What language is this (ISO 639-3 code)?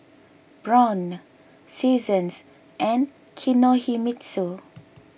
eng